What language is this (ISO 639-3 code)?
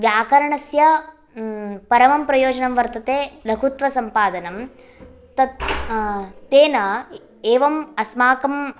san